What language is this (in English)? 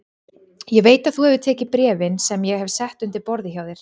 Icelandic